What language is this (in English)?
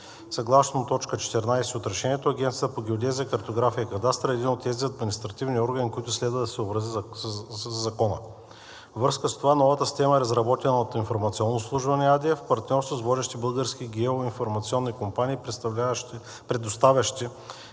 Bulgarian